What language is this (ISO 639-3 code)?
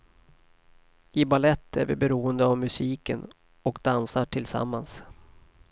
swe